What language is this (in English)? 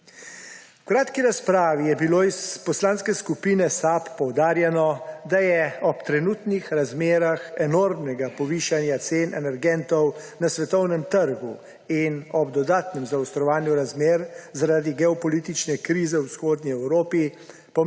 Slovenian